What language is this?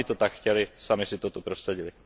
Czech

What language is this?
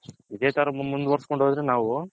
Kannada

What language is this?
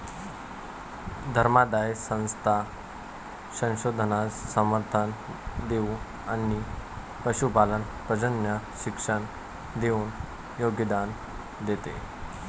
Marathi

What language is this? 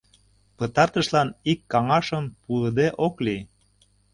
Mari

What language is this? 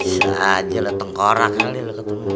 Indonesian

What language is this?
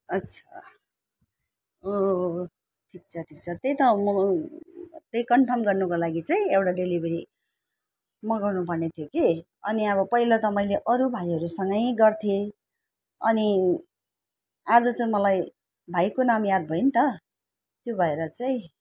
Nepali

